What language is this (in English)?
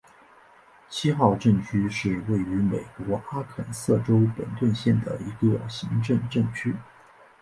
Chinese